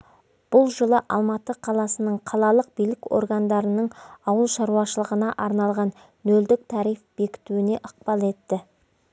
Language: Kazakh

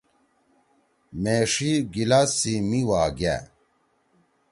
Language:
Torwali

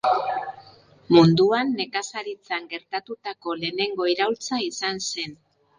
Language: Basque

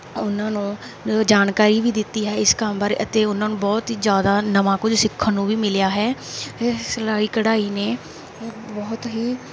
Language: Punjabi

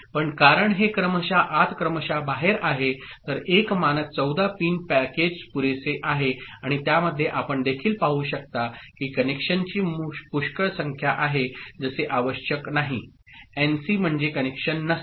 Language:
Marathi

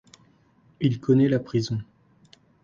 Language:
French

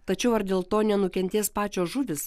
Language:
Lithuanian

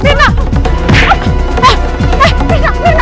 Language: Indonesian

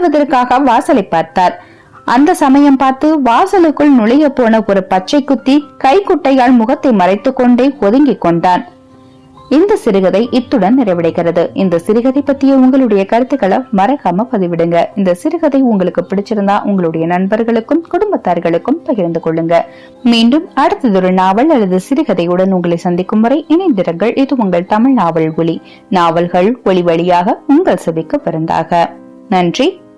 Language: Tamil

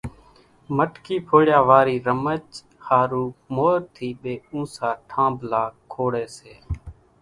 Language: Kachi Koli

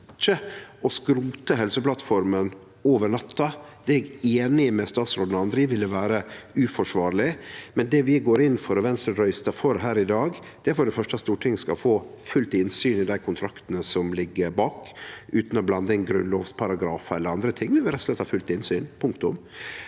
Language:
Norwegian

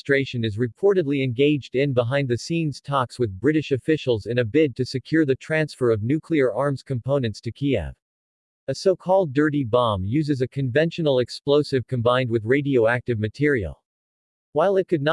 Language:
English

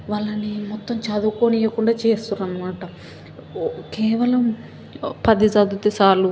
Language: Telugu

